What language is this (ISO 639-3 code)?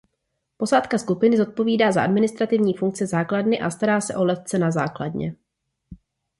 ces